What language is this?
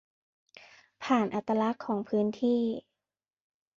Thai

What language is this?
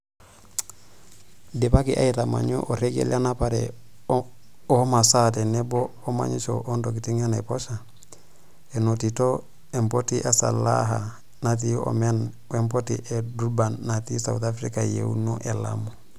Masai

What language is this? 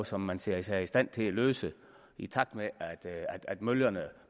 Danish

